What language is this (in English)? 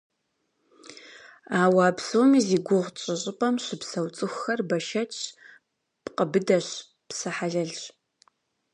Kabardian